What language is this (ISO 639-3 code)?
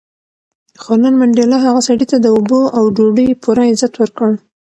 pus